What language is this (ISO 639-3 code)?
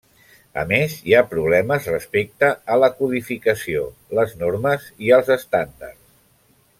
cat